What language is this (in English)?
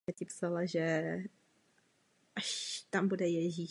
Czech